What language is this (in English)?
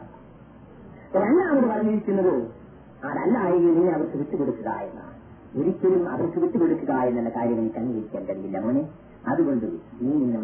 Malayalam